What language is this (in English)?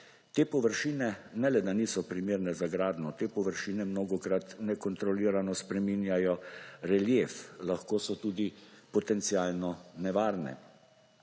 Slovenian